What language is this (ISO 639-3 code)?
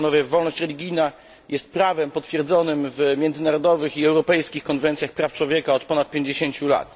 pol